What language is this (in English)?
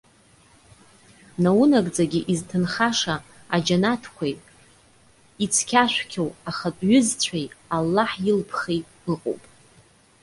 Abkhazian